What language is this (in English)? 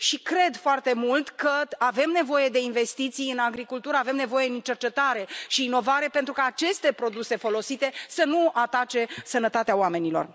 Romanian